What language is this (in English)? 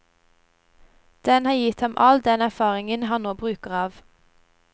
Norwegian